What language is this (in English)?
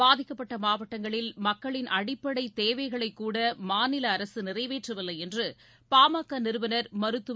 Tamil